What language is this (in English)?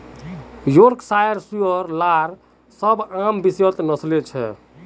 Magahi